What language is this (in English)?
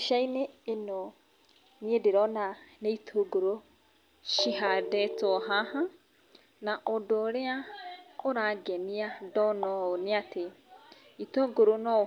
Kikuyu